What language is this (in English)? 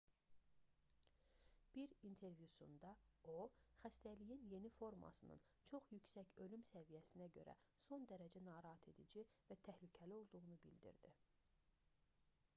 Azerbaijani